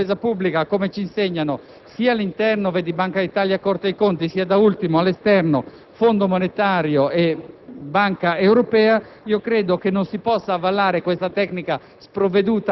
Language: Italian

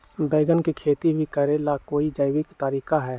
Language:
Magahi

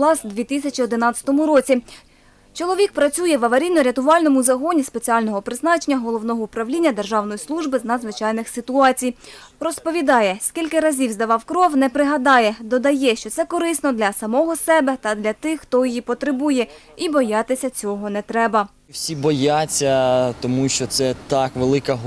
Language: Ukrainian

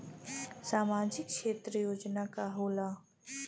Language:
Bhojpuri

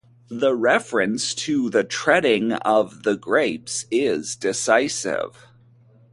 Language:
English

